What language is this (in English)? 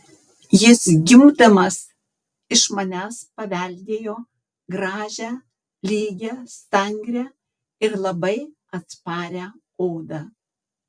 Lithuanian